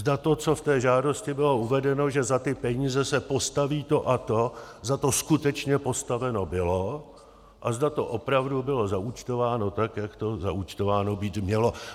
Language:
Czech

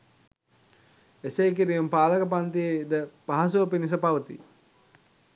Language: Sinhala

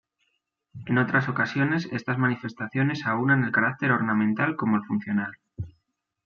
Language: Spanish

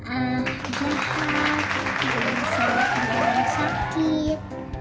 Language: Indonesian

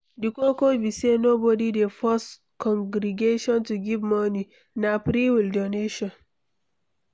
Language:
Nigerian Pidgin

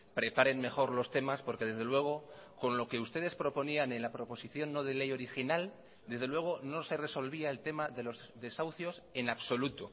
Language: Spanish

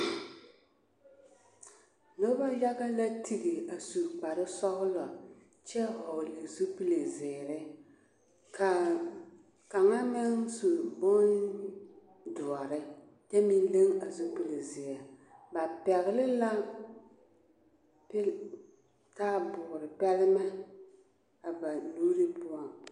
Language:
Southern Dagaare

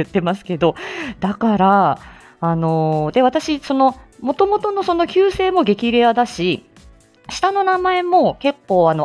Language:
Japanese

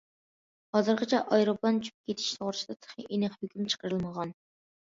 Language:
Uyghur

